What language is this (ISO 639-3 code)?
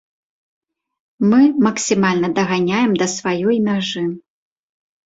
bel